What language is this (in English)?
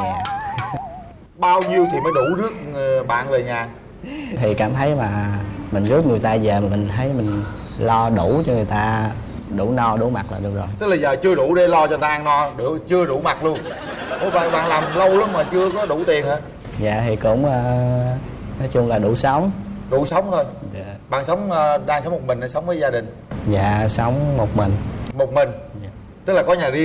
Vietnamese